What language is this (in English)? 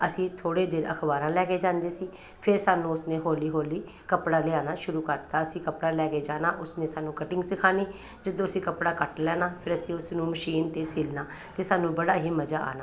Punjabi